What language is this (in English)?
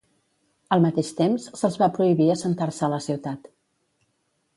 Catalan